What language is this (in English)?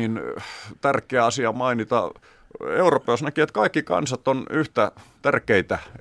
Finnish